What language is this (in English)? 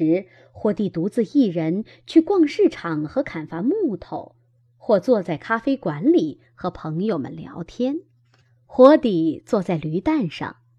Chinese